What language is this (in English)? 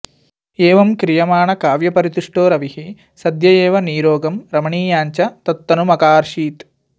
Sanskrit